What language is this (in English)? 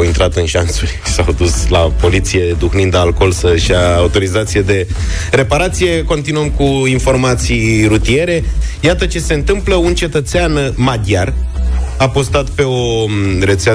Romanian